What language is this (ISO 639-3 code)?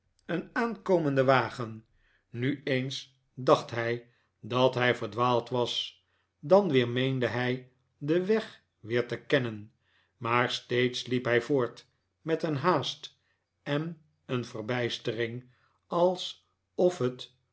nld